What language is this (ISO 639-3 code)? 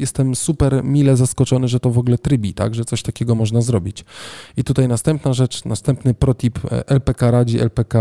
pol